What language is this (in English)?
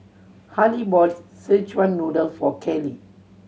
English